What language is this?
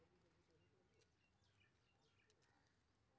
Maithili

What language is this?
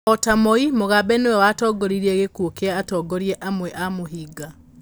Kikuyu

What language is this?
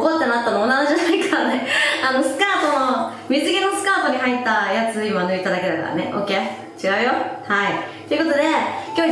Japanese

